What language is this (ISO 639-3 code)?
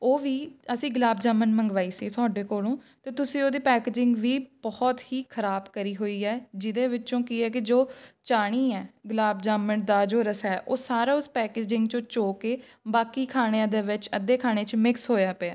pan